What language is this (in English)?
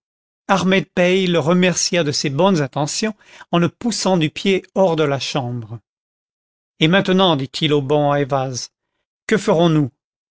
French